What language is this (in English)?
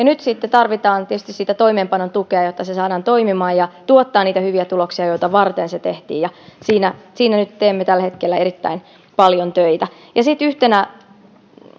Finnish